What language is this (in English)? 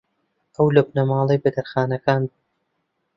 Central Kurdish